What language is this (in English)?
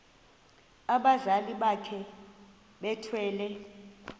Xhosa